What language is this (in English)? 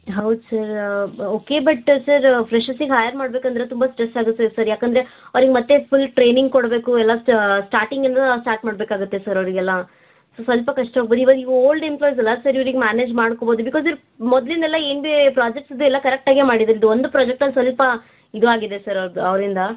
Kannada